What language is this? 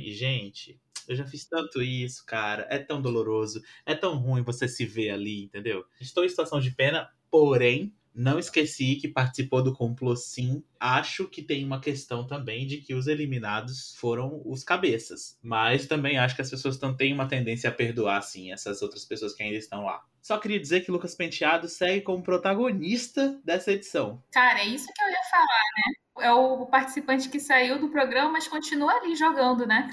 Portuguese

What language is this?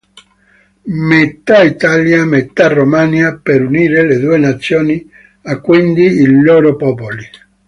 Italian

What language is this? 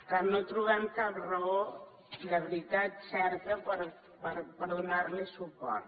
Catalan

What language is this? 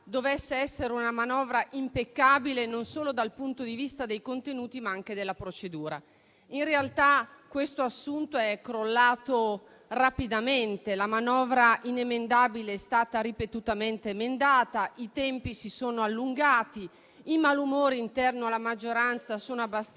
Italian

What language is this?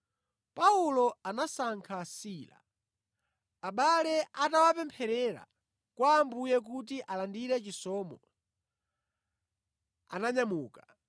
Nyanja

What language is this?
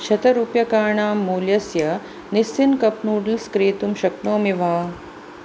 Sanskrit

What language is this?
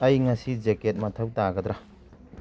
Manipuri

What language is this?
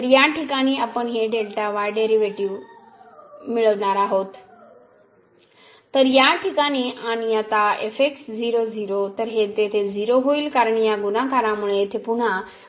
Marathi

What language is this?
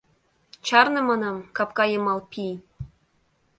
Mari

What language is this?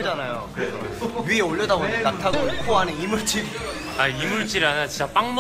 Korean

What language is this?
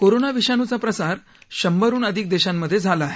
Marathi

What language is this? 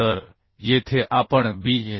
Marathi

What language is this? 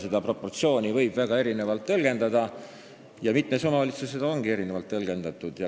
Estonian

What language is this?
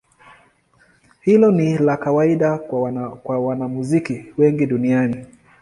Swahili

